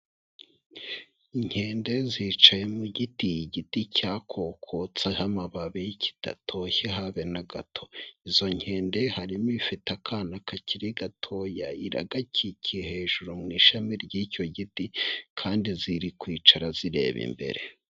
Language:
Kinyarwanda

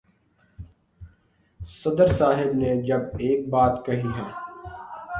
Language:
Urdu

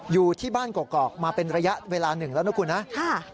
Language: Thai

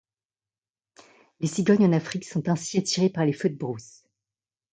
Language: French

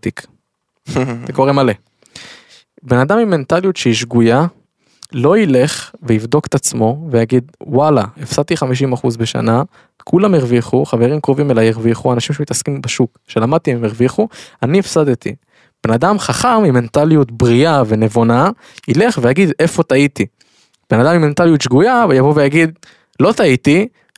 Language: Hebrew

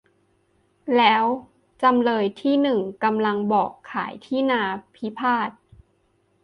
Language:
Thai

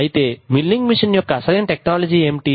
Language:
Telugu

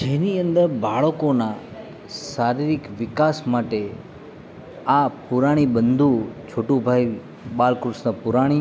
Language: Gujarati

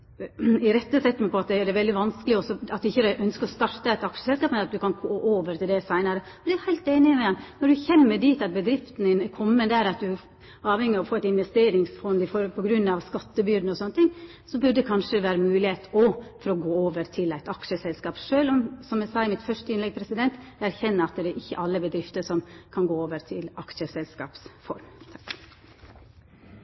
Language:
Norwegian Nynorsk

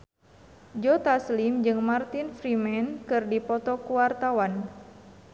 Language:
Sundanese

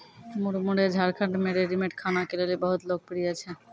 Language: Maithili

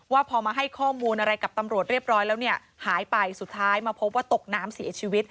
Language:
Thai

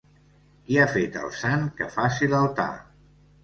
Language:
Catalan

